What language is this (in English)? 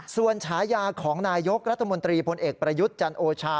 Thai